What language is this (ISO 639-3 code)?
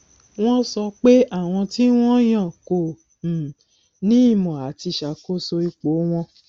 yor